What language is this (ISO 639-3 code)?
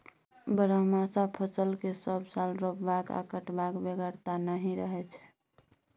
mai